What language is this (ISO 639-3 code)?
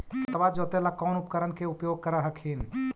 mag